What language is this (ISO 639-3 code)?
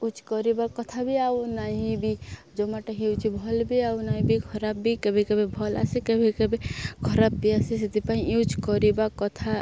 ori